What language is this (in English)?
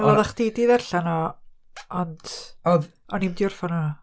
Welsh